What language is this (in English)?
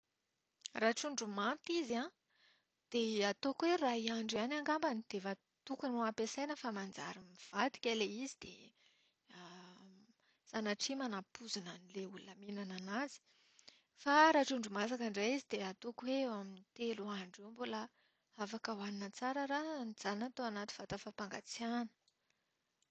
Malagasy